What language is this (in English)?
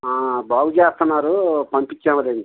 Telugu